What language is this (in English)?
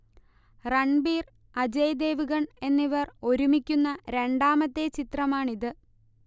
Malayalam